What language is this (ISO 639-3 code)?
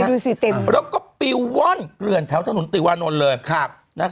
tha